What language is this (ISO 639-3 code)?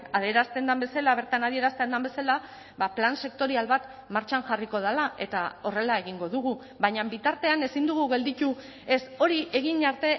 eus